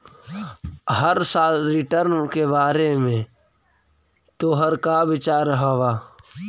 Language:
Magahi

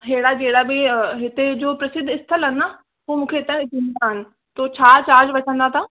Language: Sindhi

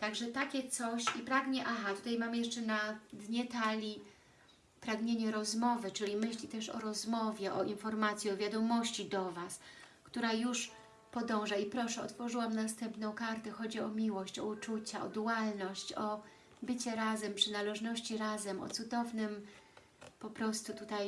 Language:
Polish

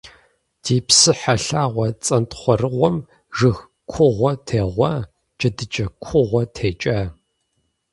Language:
Kabardian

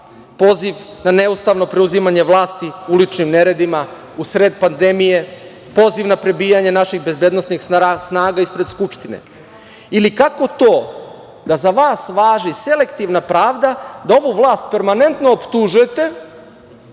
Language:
Serbian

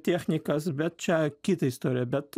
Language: Lithuanian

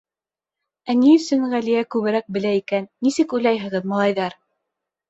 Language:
Bashkir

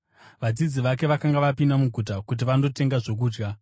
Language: Shona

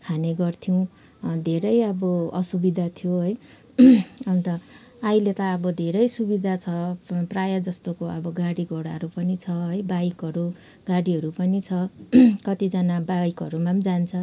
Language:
Nepali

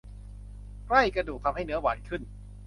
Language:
Thai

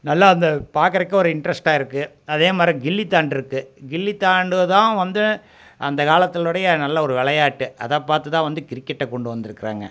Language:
Tamil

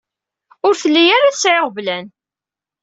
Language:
Kabyle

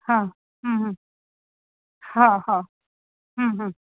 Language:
Sindhi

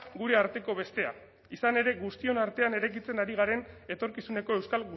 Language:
Basque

